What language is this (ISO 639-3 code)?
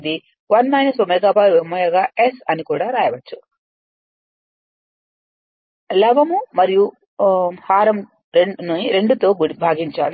tel